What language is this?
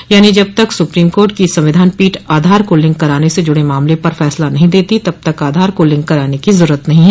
Hindi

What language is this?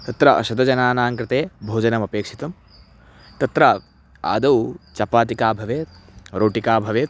Sanskrit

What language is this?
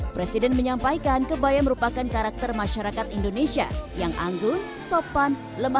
Indonesian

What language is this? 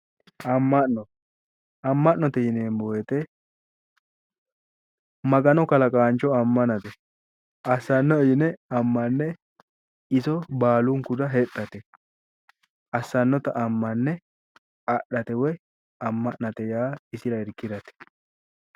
Sidamo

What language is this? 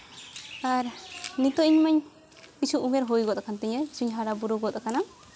Santali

